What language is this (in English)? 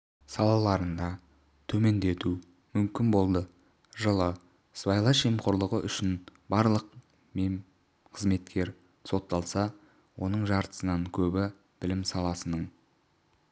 Kazakh